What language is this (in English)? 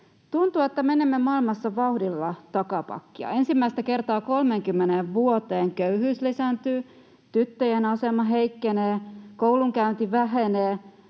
Finnish